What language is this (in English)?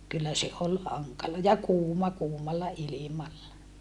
Finnish